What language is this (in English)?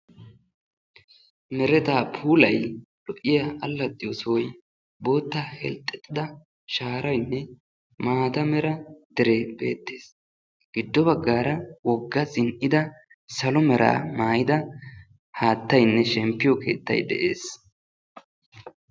Wolaytta